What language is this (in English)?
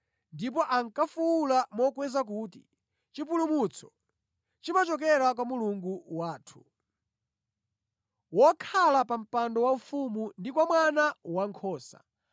Nyanja